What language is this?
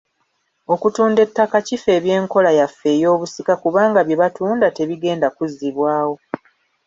Ganda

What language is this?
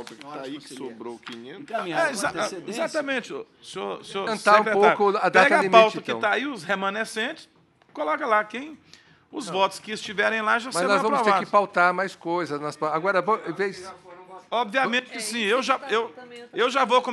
Portuguese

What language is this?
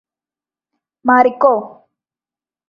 Malayalam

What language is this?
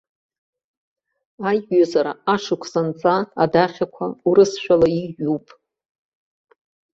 Abkhazian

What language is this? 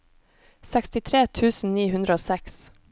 Norwegian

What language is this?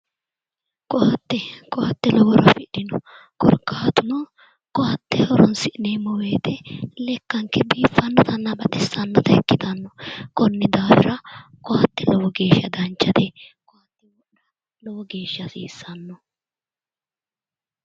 Sidamo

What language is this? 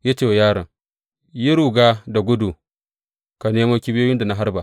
Hausa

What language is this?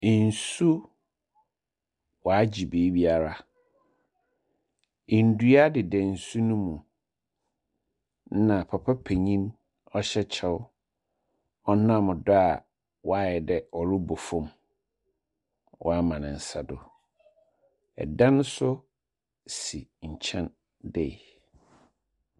Akan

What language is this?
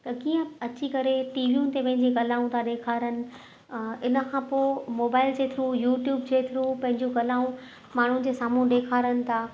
Sindhi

